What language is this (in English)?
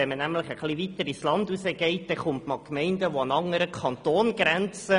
Swiss German